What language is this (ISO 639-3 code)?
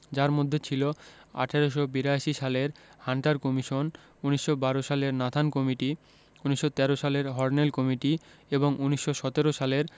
ben